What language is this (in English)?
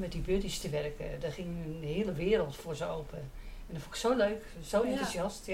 Dutch